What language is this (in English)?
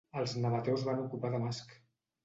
Catalan